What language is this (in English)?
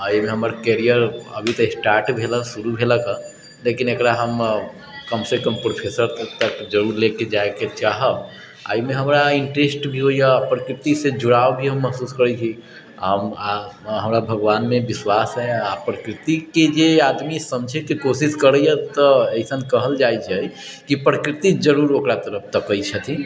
Maithili